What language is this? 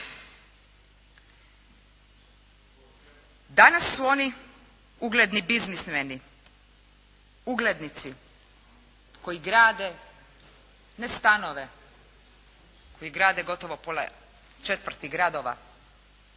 Croatian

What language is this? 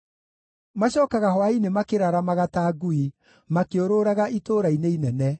Kikuyu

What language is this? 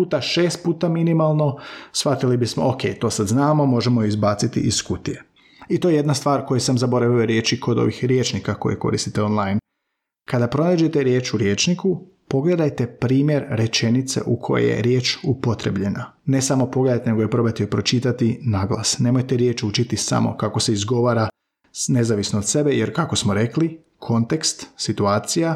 Croatian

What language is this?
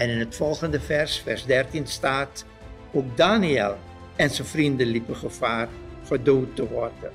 Dutch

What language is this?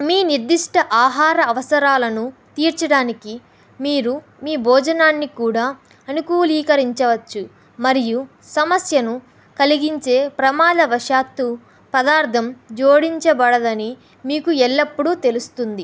Telugu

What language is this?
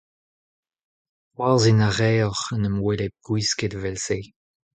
Breton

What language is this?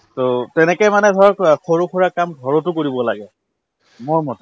Assamese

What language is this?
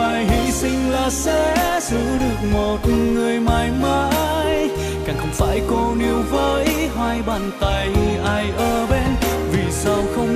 Vietnamese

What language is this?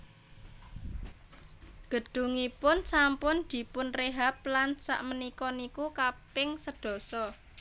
Javanese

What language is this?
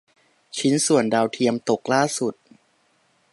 Thai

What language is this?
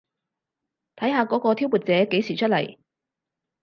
Cantonese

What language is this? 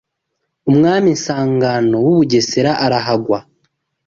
Kinyarwanda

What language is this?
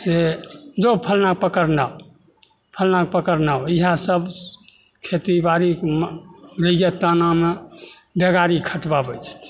Maithili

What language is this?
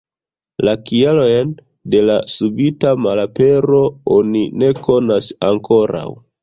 Esperanto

